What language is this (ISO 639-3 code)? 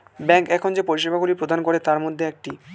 ben